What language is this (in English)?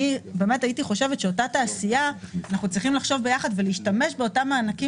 Hebrew